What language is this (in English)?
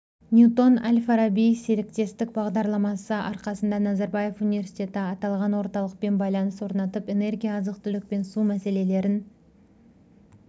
Kazakh